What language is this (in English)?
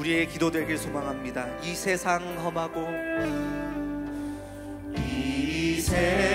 Korean